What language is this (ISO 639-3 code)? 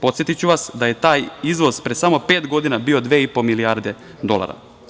srp